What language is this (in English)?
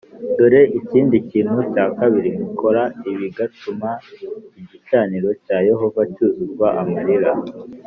Kinyarwanda